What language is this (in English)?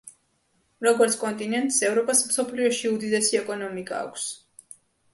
Georgian